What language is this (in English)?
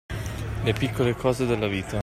Italian